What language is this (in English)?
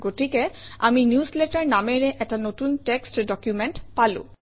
Assamese